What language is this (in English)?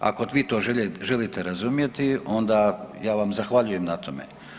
Croatian